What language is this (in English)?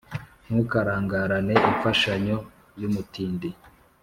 Kinyarwanda